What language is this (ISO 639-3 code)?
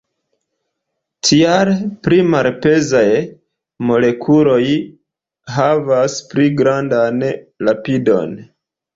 epo